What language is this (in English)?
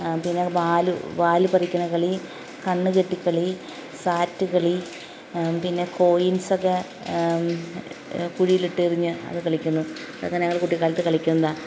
Malayalam